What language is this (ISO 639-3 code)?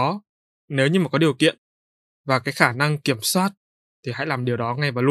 vie